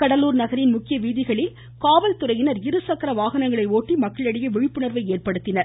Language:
Tamil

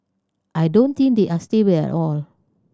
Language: English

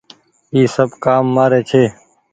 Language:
Goaria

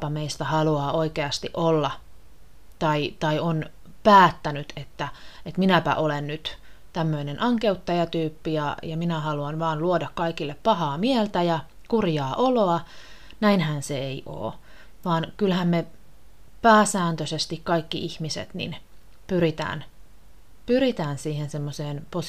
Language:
Finnish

